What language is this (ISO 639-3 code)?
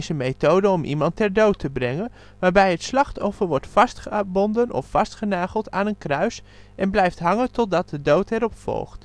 nld